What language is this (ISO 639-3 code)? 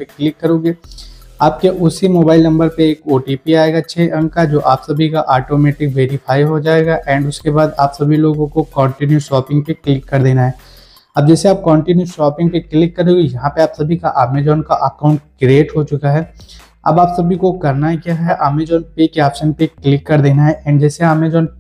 hin